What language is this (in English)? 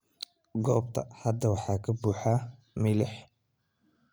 Somali